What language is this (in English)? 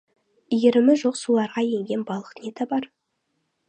Kazakh